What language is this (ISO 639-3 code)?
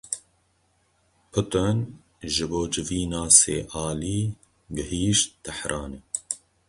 kur